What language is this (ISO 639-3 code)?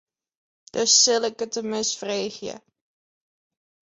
fry